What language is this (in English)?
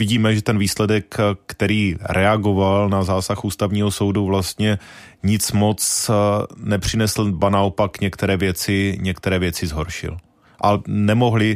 Czech